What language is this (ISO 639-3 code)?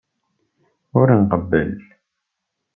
kab